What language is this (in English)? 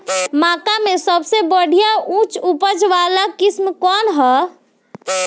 Bhojpuri